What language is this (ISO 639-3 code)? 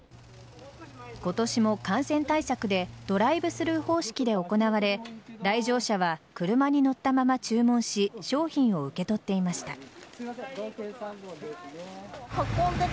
jpn